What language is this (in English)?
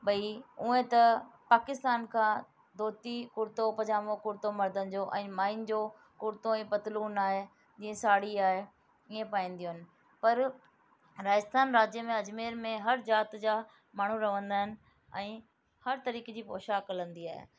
Sindhi